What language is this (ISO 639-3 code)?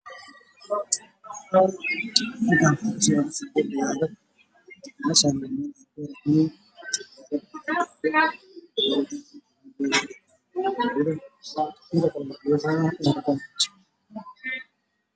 som